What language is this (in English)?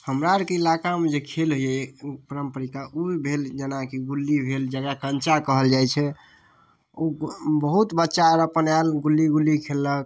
Maithili